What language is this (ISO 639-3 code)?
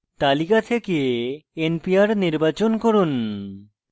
ben